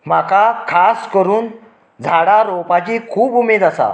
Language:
Konkani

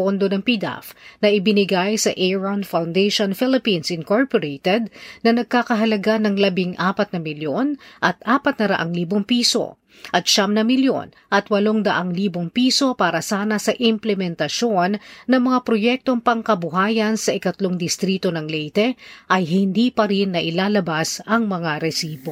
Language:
Filipino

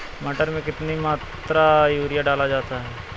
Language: Hindi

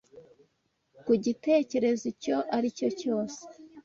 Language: Kinyarwanda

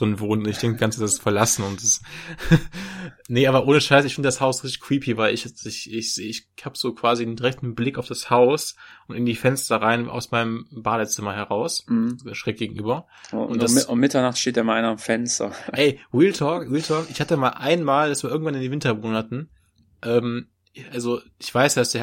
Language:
German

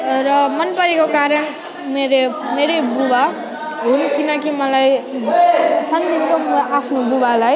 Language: Nepali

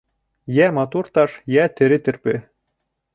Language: Bashkir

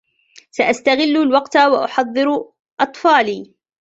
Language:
Arabic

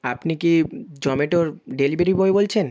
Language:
Bangla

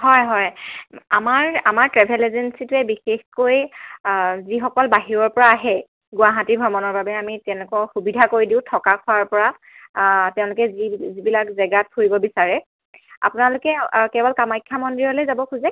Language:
Assamese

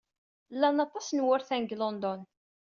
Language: Kabyle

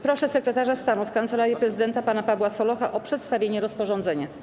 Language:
Polish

